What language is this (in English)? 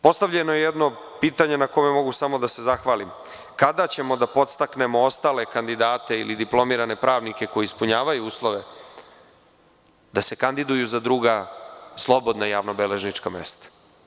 Serbian